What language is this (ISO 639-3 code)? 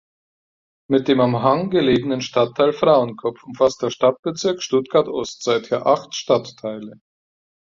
deu